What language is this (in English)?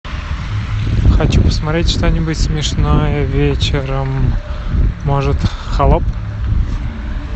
Russian